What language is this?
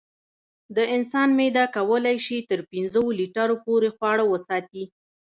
Pashto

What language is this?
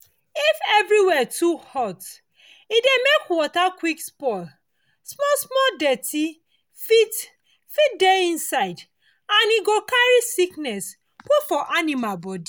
Nigerian Pidgin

